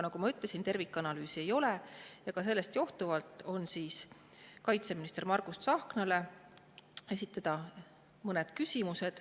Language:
Estonian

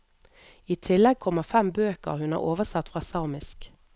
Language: Norwegian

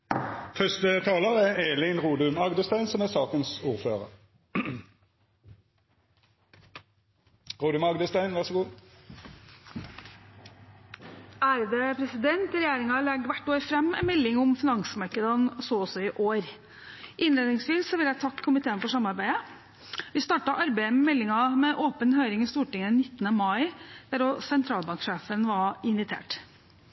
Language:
Norwegian Bokmål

